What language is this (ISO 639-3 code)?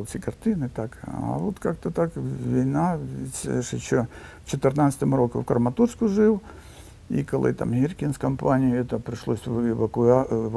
ukr